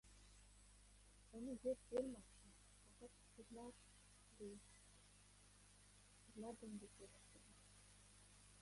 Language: Uzbek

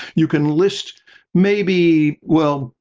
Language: English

